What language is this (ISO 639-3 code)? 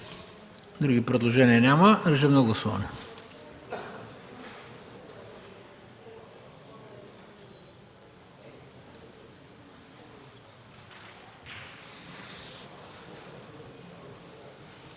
bul